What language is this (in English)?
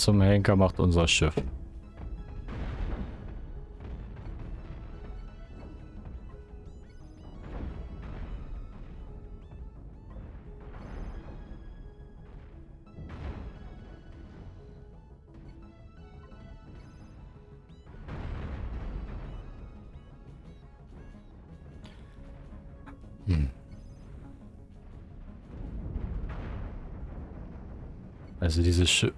German